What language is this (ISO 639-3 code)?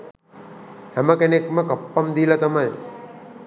sin